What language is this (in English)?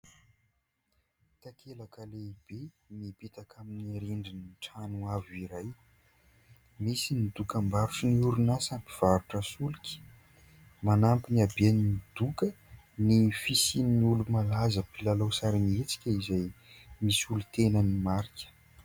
Malagasy